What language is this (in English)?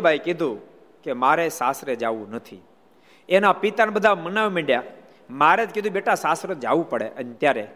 Gujarati